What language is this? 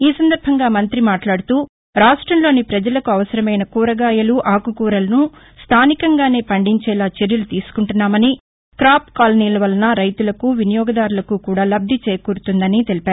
Telugu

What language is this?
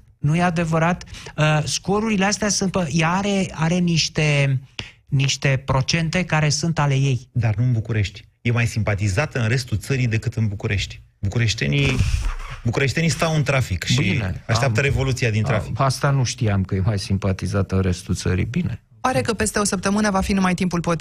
Romanian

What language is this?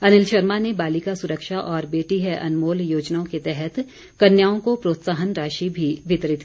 Hindi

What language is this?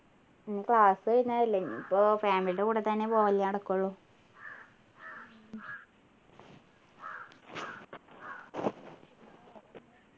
Malayalam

